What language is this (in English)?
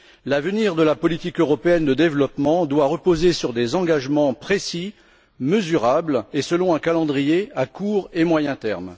French